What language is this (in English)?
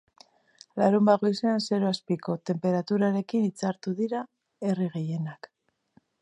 Basque